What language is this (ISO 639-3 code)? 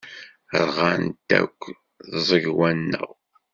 kab